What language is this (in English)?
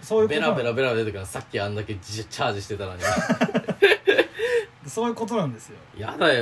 Japanese